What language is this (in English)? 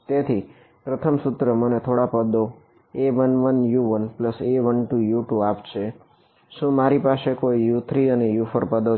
Gujarati